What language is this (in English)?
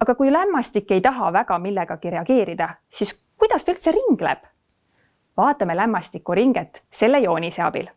Estonian